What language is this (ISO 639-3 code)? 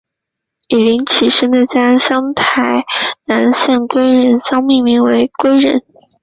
zho